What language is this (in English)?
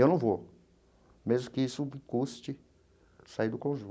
Portuguese